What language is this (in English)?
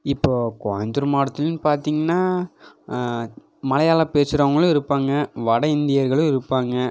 Tamil